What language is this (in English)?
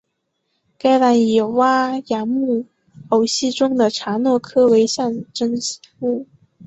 Chinese